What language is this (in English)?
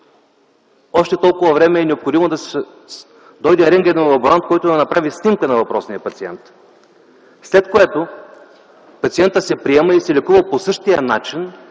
Bulgarian